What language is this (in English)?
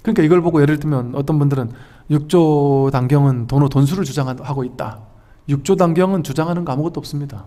Korean